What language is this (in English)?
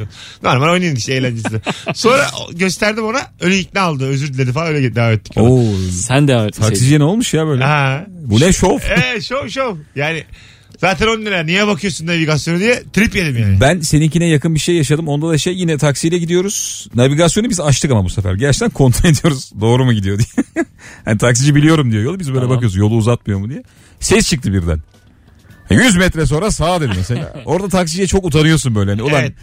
Turkish